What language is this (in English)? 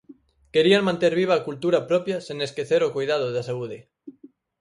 Galician